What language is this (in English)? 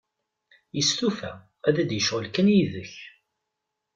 Kabyle